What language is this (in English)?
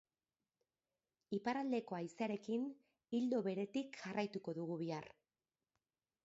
Basque